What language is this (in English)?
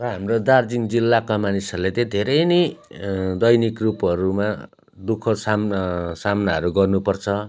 Nepali